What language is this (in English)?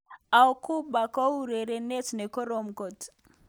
Kalenjin